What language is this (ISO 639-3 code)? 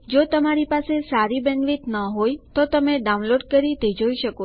guj